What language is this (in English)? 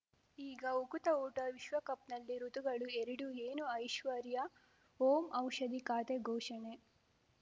Kannada